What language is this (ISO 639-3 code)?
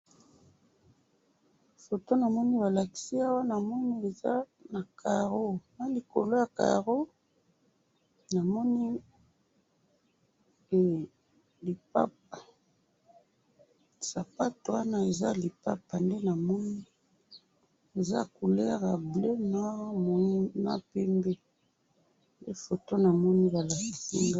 lin